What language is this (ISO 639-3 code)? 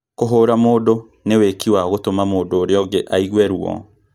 kik